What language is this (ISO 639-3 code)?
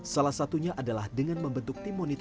ind